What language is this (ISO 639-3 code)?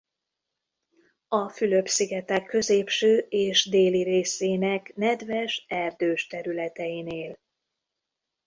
hun